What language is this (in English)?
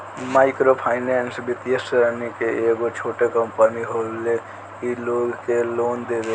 Bhojpuri